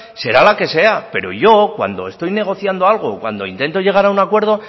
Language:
Spanish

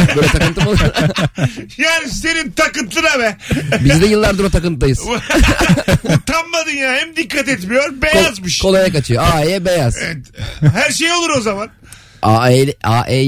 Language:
Turkish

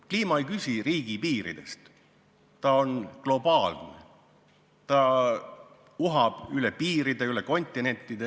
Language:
Estonian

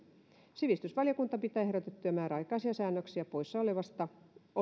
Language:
Finnish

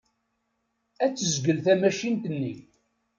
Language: Kabyle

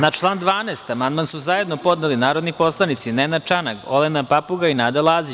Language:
Serbian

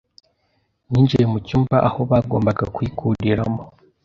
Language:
Kinyarwanda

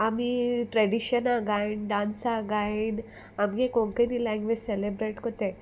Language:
Konkani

